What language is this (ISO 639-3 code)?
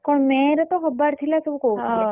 ori